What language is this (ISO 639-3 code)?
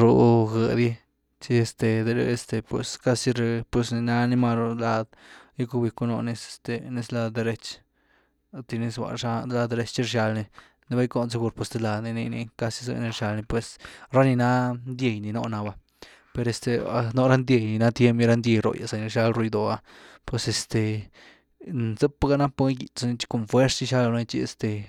ztu